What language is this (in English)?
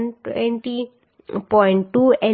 Gujarati